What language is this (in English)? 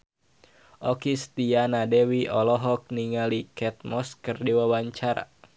Sundanese